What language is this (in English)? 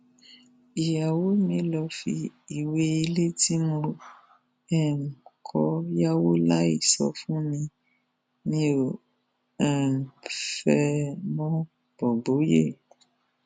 Yoruba